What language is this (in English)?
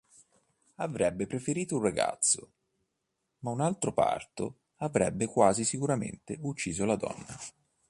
Italian